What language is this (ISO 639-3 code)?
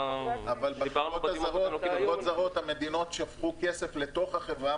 heb